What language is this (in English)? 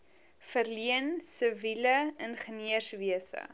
Afrikaans